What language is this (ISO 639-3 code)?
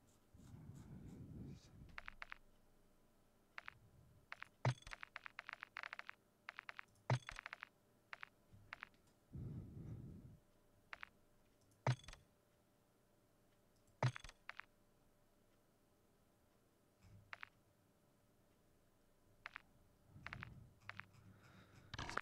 fra